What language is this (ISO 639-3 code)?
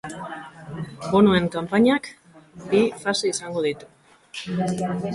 eus